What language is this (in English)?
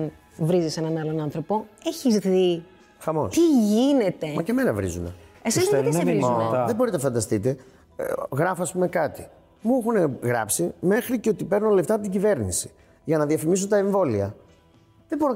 Greek